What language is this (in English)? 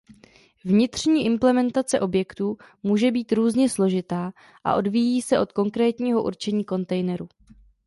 Czech